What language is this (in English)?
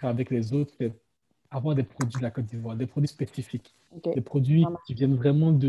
French